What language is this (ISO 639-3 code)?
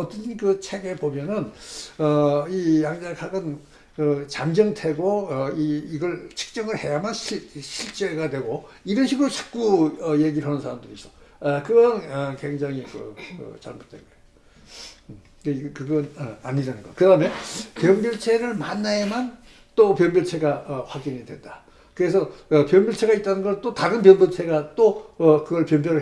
kor